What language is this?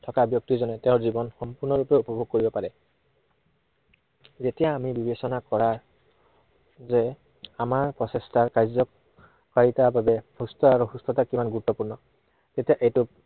Assamese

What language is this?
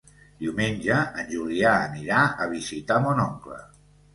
Catalan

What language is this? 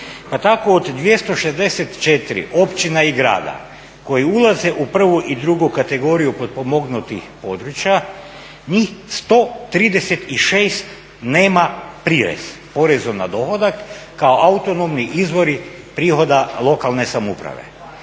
Croatian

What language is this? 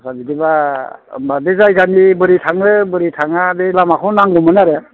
Bodo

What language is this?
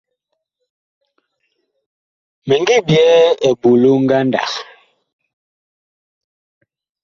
Bakoko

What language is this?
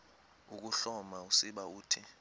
Xhosa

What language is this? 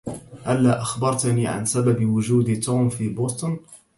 Arabic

